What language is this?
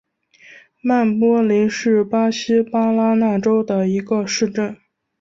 Chinese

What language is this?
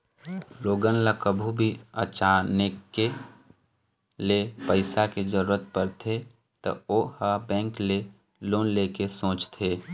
Chhattisgarhi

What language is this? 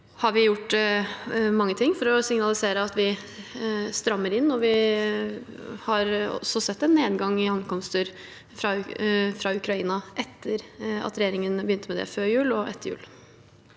Norwegian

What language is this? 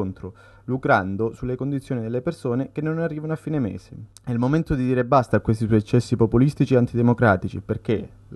Italian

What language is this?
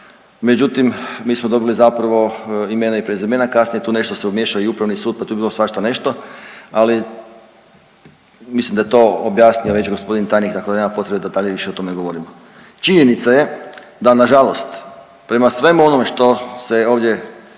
Croatian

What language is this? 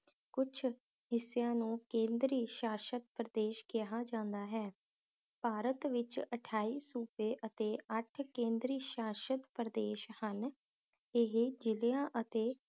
Punjabi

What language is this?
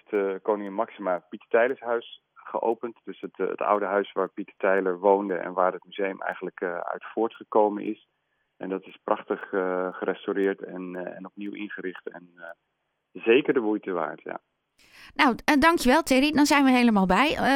Dutch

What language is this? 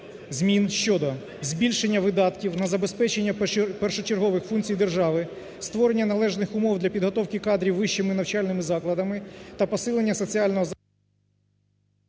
Ukrainian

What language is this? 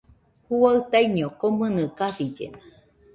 Nüpode Huitoto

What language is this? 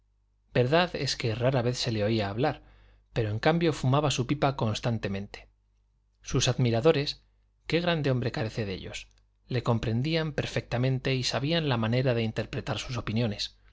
Spanish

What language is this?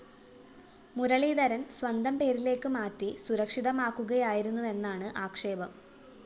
Malayalam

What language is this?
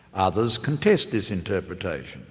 English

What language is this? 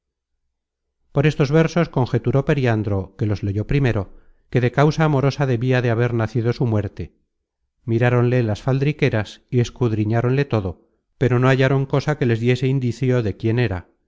Spanish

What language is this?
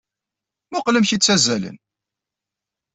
Kabyle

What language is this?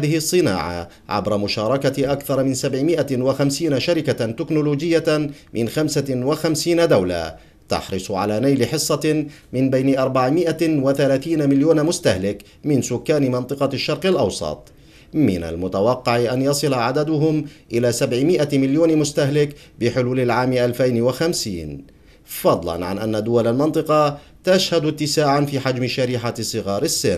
Arabic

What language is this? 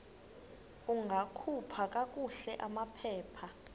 Xhosa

